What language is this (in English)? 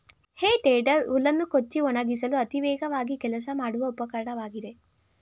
Kannada